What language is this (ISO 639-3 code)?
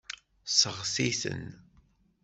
kab